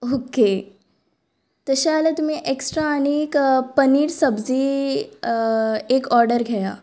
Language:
Konkani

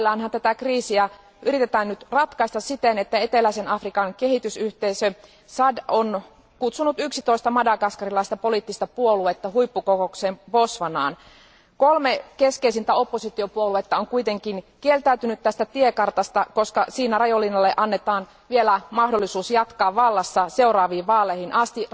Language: Finnish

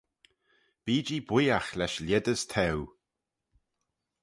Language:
Manx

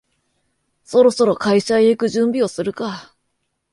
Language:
Japanese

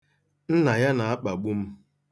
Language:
Igbo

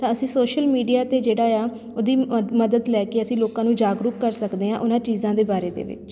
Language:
Punjabi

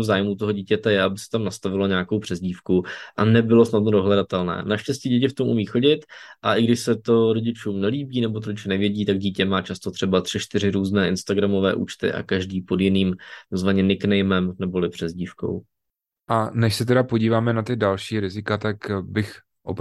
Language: Czech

